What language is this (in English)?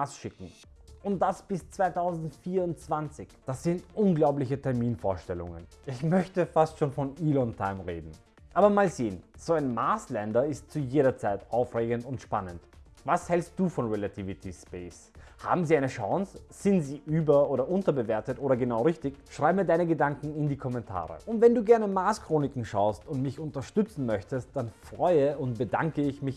German